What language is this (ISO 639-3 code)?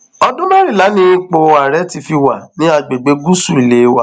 yor